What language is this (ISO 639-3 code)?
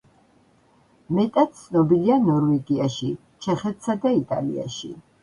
kat